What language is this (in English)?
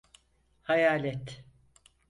Turkish